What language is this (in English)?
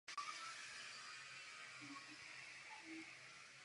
Czech